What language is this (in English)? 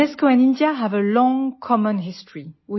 English